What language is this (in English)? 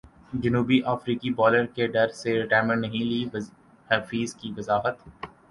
Urdu